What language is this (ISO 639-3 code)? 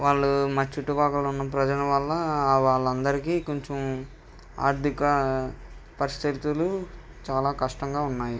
tel